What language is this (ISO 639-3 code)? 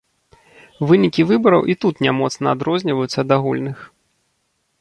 bel